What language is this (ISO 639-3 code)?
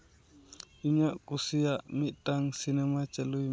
sat